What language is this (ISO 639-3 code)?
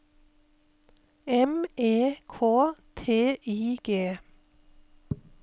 nor